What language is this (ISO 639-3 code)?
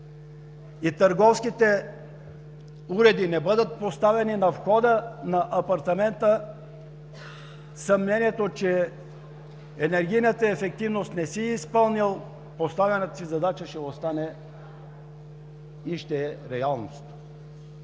bul